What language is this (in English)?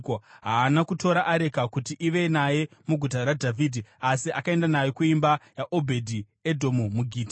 Shona